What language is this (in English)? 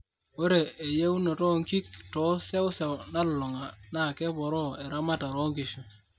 Masai